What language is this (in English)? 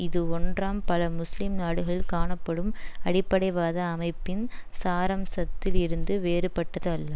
Tamil